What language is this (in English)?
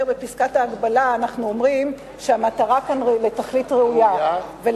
Hebrew